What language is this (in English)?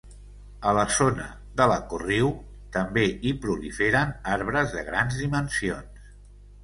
Catalan